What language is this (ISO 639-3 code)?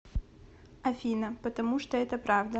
rus